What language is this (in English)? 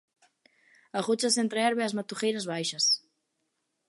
Galician